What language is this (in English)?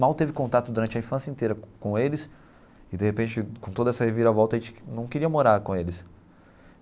Portuguese